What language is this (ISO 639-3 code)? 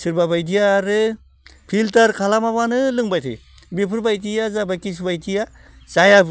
brx